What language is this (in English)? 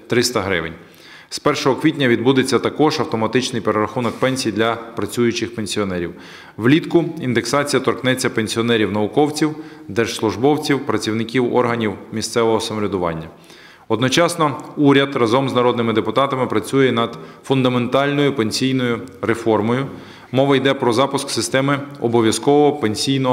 Ukrainian